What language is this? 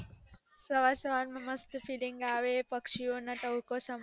Gujarati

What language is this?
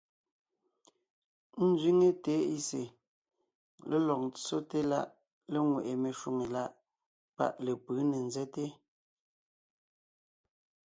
Ngiemboon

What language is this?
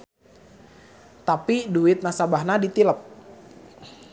Sundanese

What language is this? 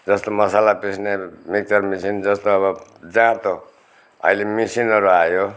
Nepali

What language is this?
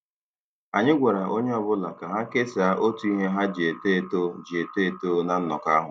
Igbo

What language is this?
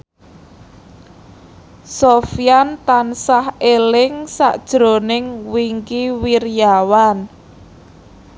Javanese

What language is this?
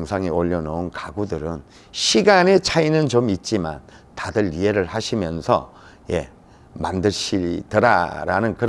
Korean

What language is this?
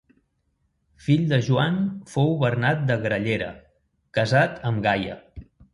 Catalan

